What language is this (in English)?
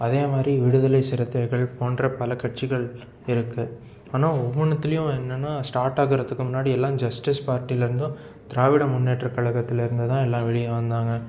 Tamil